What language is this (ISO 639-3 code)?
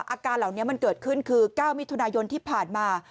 tha